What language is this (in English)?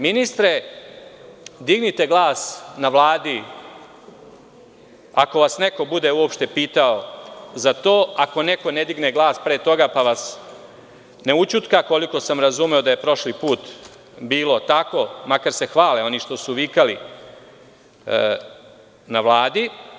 Serbian